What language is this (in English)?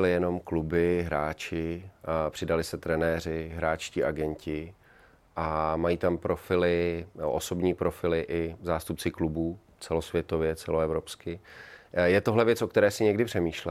Czech